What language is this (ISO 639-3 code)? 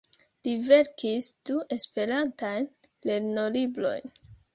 epo